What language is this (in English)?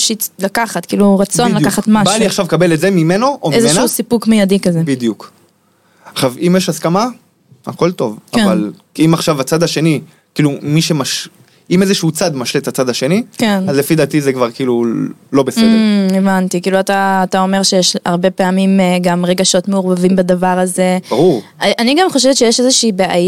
Hebrew